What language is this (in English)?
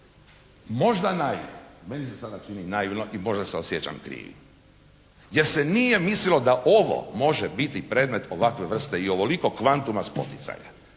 Croatian